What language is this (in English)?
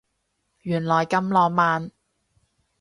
Cantonese